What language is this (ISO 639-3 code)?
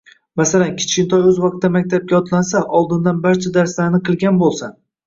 uzb